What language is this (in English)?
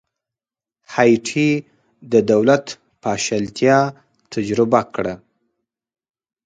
Pashto